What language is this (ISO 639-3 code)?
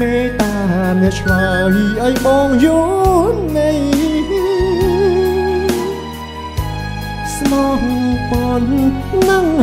vie